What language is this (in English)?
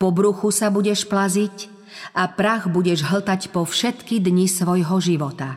Slovak